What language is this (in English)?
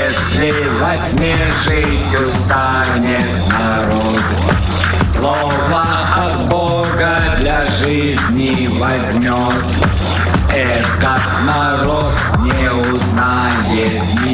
Russian